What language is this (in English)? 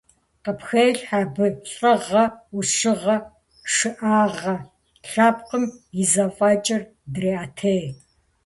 Kabardian